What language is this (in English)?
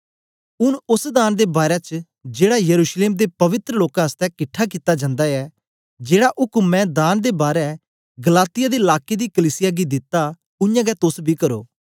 Dogri